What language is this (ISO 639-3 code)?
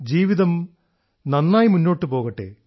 mal